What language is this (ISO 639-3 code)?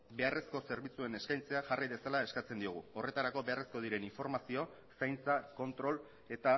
eus